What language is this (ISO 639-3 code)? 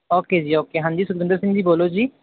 pan